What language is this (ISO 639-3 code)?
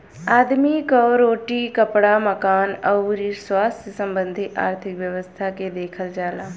bho